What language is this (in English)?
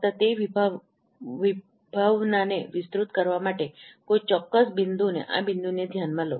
Gujarati